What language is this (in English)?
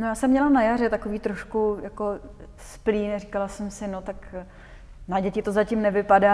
Czech